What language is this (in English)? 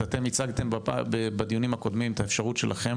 Hebrew